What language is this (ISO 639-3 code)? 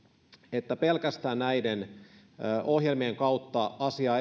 fin